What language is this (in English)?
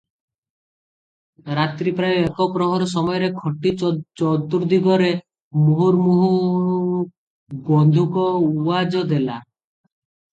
Odia